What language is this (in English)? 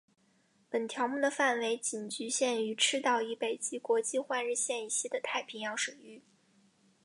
Chinese